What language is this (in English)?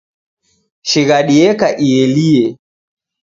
Taita